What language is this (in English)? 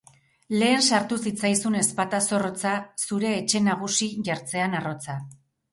Basque